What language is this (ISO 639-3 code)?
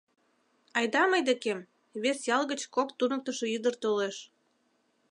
chm